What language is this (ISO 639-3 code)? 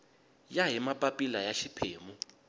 tso